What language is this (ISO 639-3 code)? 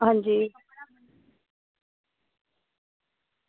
doi